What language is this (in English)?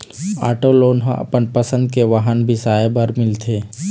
Chhattisgarhi